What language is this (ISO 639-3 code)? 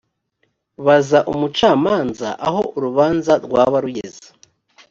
kin